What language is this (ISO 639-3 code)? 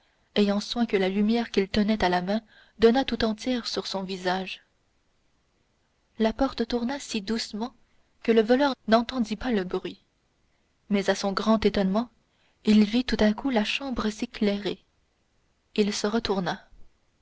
fra